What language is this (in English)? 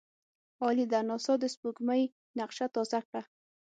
Pashto